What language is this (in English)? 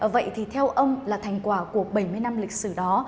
Vietnamese